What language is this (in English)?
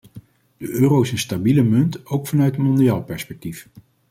Dutch